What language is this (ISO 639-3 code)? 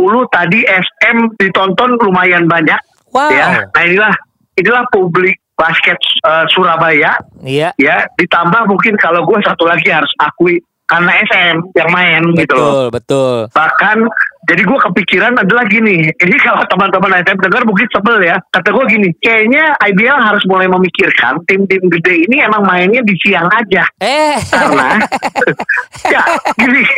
ind